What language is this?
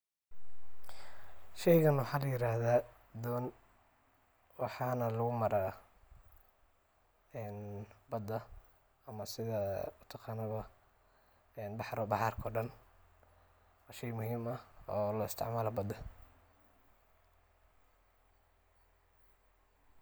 Somali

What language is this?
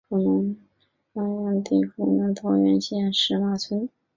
Chinese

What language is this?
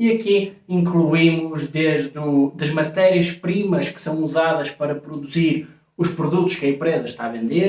Portuguese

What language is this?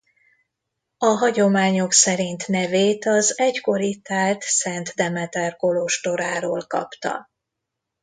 Hungarian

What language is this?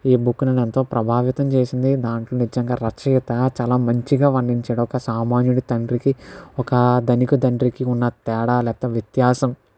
Telugu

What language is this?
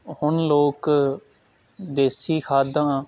Punjabi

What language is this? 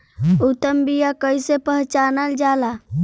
Bhojpuri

